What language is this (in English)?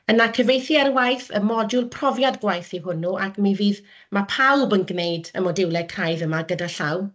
Welsh